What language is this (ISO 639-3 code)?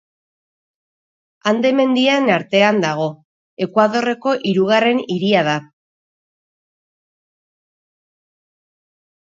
eus